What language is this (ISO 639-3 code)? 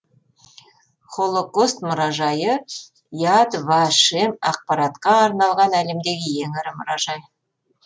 kaz